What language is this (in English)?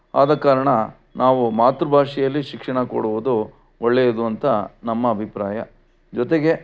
Kannada